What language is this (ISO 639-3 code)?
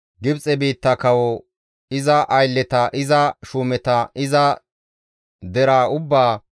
gmv